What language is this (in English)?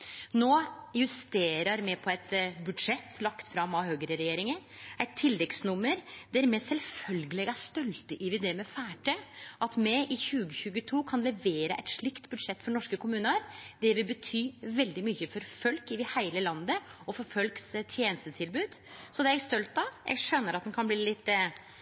Norwegian Nynorsk